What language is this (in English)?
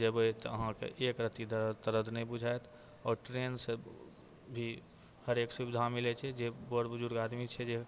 Maithili